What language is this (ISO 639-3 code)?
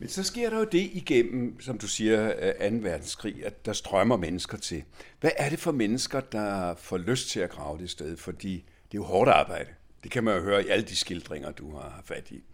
dan